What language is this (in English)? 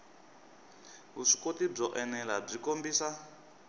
Tsonga